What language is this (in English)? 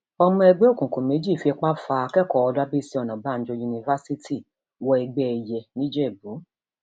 Yoruba